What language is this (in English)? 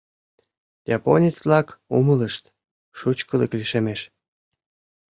Mari